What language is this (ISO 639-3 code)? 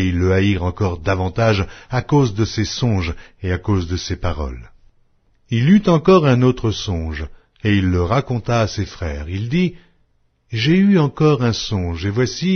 fra